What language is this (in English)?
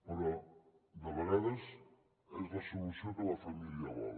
Catalan